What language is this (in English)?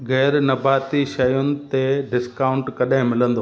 Sindhi